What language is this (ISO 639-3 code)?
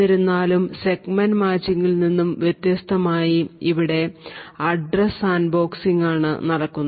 mal